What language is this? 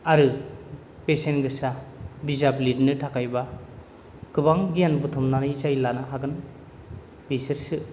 Bodo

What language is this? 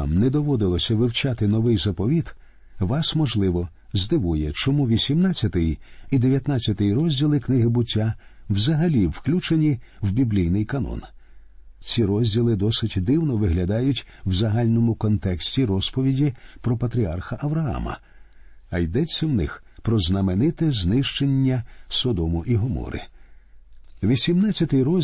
Ukrainian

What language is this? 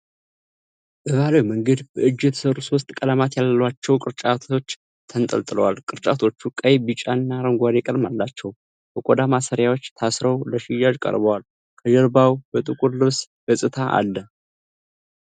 Amharic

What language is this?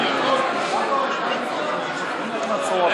Hebrew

